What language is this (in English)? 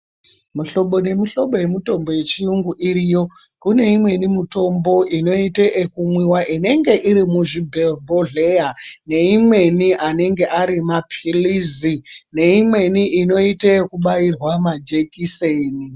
Ndau